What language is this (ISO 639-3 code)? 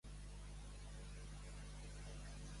cat